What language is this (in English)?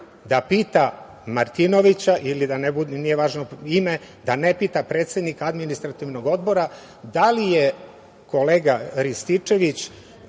Serbian